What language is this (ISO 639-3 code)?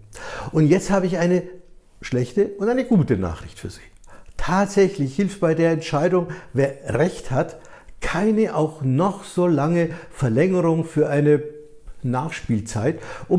deu